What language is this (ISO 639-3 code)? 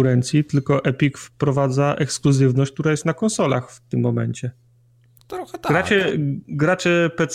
pol